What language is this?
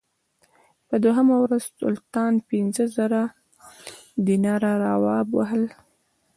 Pashto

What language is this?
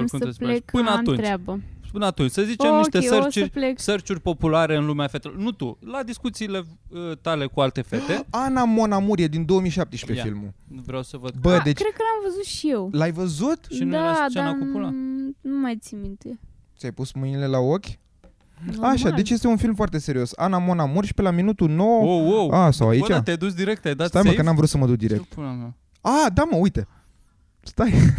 Romanian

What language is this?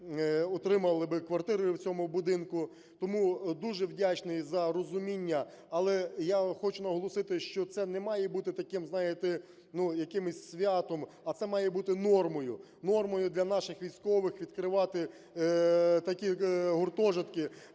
Ukrainian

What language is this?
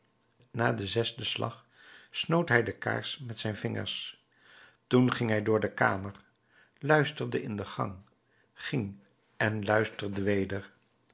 Dutch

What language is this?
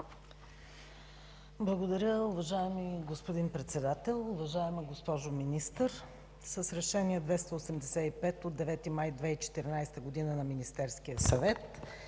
Bulgarian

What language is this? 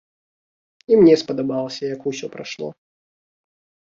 Belarusian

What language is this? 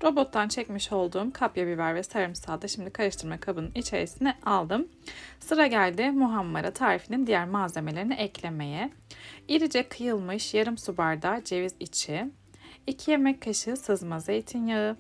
Turkish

